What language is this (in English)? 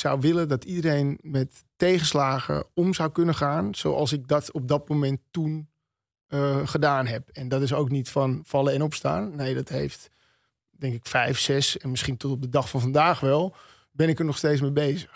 Dutch